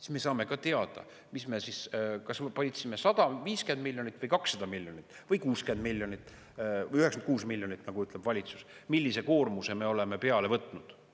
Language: Estonian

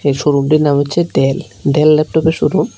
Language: Bangla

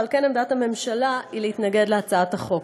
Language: Hebrew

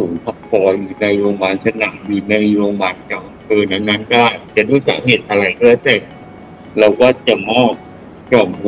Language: Thai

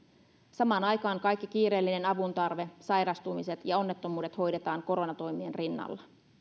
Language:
Finnish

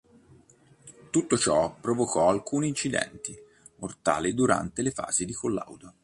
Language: Italian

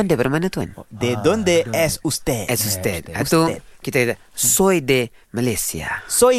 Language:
Malay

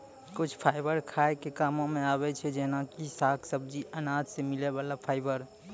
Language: Maithili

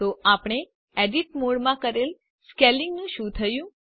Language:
Gujarati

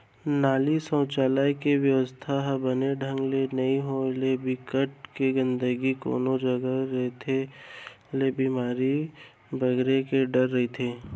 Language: Chhattisgarhi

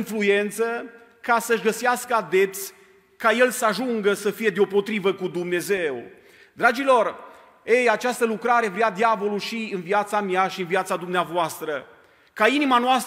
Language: Romanian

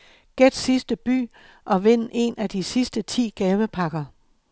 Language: Danish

